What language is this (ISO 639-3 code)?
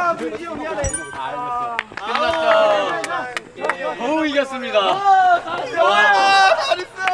kor